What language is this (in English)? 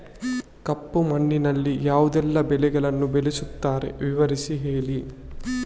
Kannada